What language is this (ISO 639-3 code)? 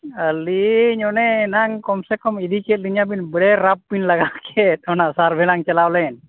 sat